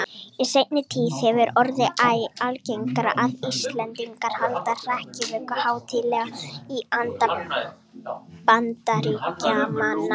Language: Icelandic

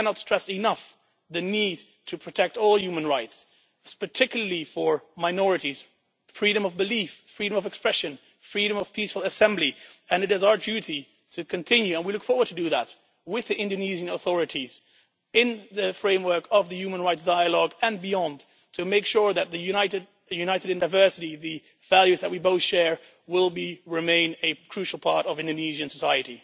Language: English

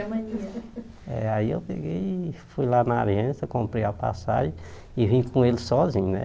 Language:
Portuguese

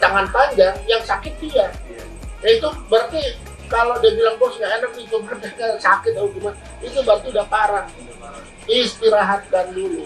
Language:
Indonesian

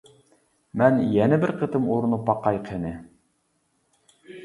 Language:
Uyghur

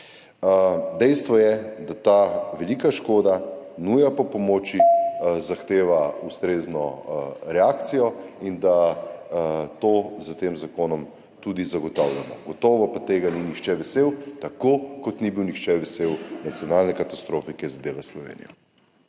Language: Slovenian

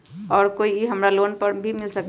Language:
Magahi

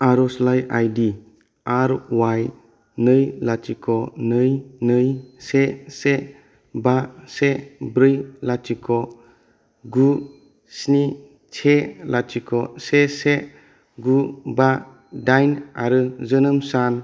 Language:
Bodo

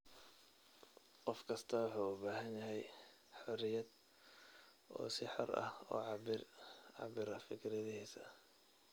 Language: Somali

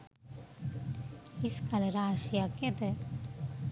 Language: Sinhala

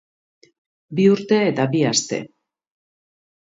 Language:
Basque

